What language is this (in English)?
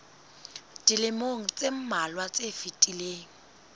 Southern Sotho